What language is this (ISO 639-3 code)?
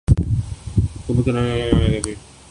urd